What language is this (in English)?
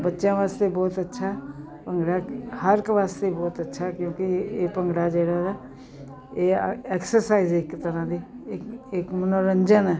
Punjabi